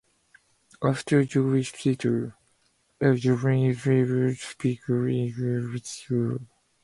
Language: English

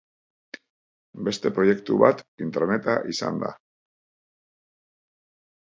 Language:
Basque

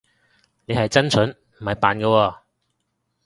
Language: Cantonese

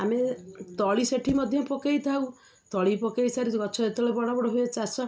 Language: Odia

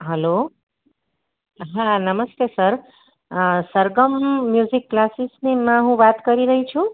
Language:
Gujarati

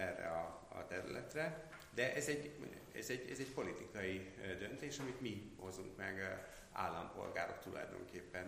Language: Hungarian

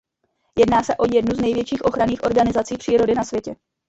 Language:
Czech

